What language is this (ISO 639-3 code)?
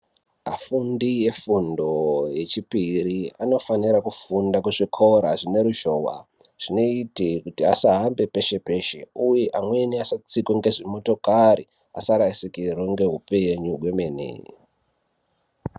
ndc